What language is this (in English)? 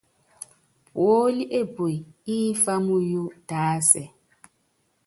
Yangben